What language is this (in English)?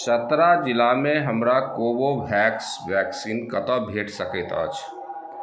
Maithili